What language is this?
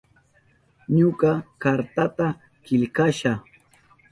Southern Pastaza Quechua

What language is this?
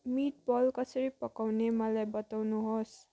Nepali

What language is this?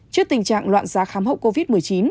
Vietnamese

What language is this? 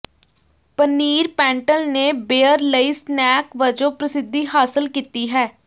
Punjabi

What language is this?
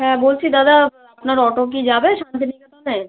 Bangla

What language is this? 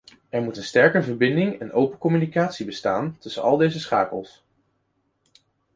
Dutch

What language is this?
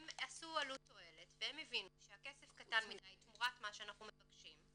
Hebrew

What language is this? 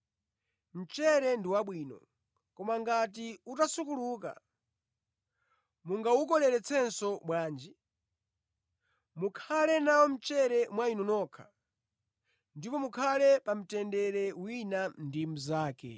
Nyanja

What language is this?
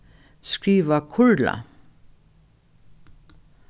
Faroese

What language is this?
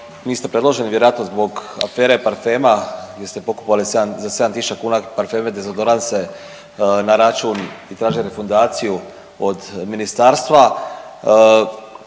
Croatian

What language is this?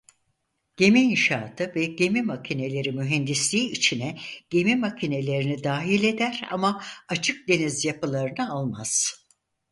Turkish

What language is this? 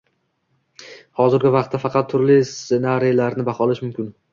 Uzbek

